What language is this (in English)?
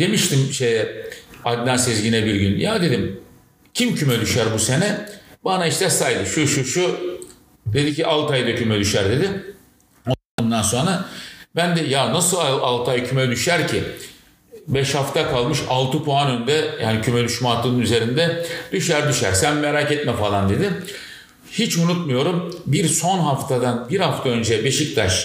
Turkish